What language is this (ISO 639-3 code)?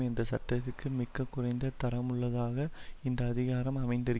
tam